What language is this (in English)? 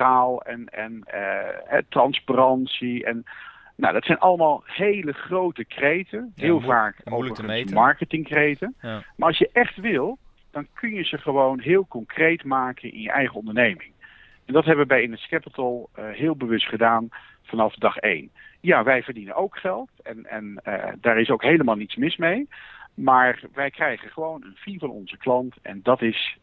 Dutch